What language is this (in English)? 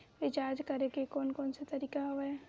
Chhattisgarhi